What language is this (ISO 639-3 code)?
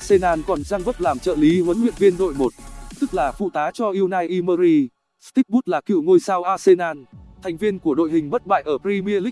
vie